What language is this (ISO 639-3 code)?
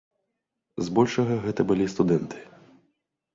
bel